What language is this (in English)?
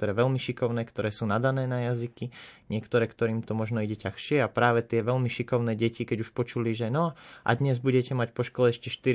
Slovak